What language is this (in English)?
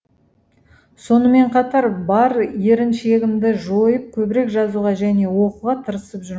Kazakh